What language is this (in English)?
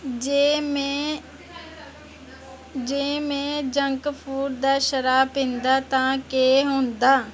Dogri